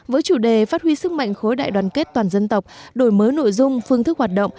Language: Vietnamese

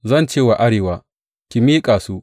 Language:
Hausa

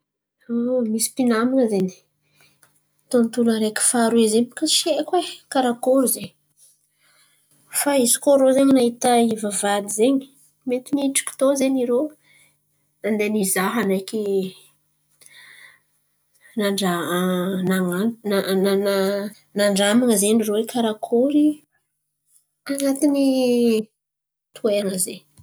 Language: Antankarana Malagasy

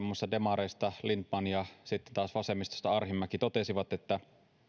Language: Finnish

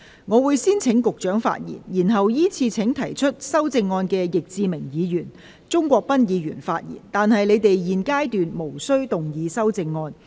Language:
Cantonese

